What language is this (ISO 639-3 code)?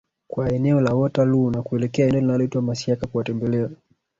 swa